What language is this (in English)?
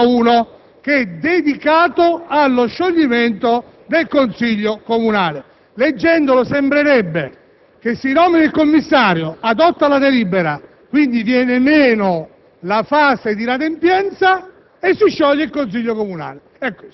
Italian